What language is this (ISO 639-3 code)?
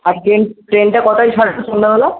ben